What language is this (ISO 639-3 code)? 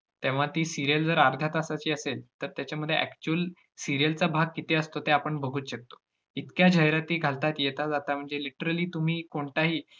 mar